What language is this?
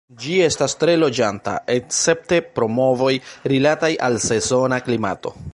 Esperanto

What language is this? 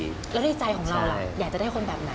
Thai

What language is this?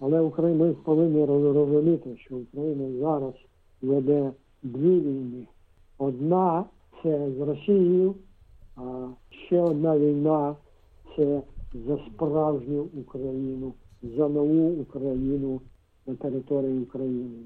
Ukrainian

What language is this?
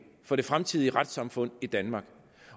Danish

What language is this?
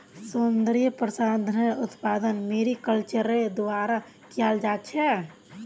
Magahi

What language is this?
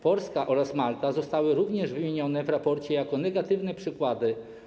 Polish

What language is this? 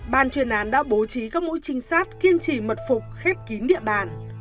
Vietnamese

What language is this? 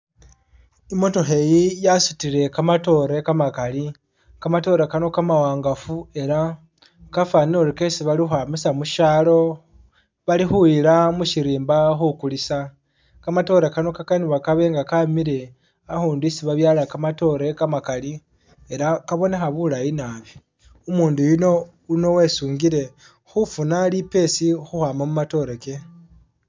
Masaaba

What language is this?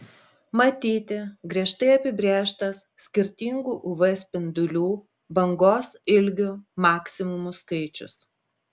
Lithuanian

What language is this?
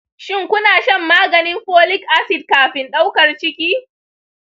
Hausa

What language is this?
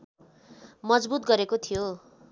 Nepali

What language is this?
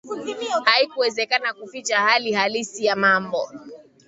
Swahili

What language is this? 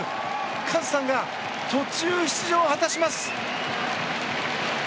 Japanese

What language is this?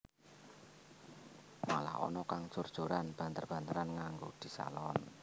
Javanese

